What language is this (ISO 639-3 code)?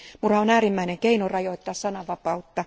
fin